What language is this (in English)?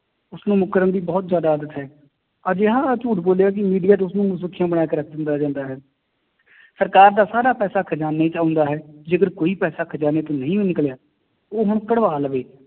Punjabi